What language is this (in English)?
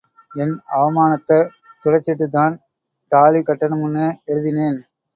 Tamil